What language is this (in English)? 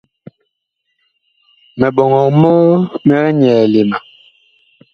Bakoko